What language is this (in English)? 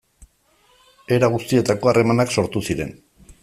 Basque